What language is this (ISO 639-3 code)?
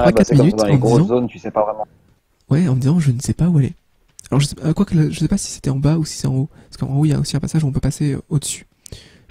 fra